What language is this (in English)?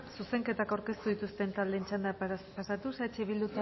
Basque